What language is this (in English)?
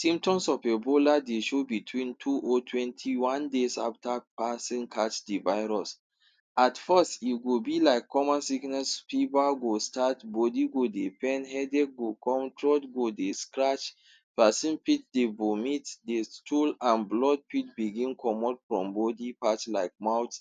Nigerian Pidgin